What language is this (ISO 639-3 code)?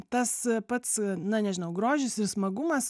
lit